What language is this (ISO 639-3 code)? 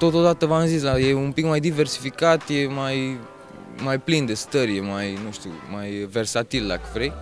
ron